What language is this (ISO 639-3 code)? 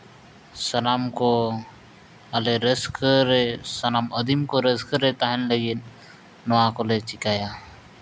sat